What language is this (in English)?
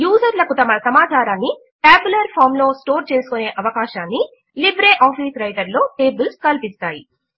Telugu